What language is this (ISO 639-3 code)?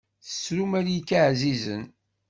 kab